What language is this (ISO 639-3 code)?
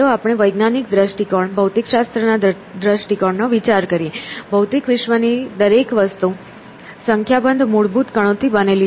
guj